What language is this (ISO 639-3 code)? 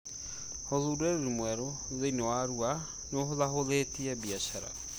kik